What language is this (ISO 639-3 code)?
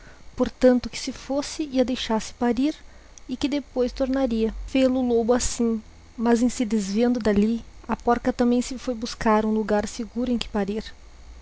por